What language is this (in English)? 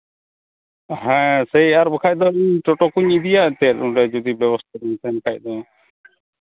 Santali